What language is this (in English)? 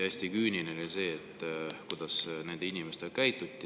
Estonian